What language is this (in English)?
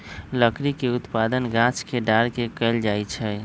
Magahi